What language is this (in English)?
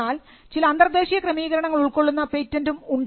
Malayalam